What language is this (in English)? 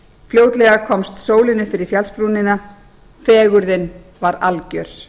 Icelandic